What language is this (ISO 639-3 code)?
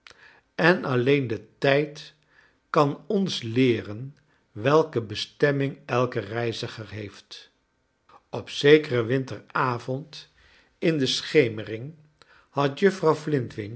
nld